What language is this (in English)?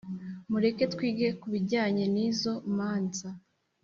Kinyarwanda